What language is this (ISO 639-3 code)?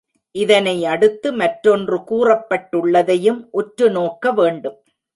tam